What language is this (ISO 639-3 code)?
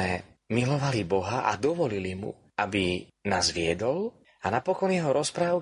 slk